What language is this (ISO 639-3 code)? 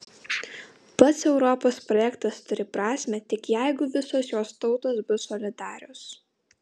lit